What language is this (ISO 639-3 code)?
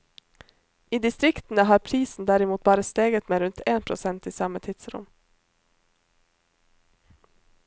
nor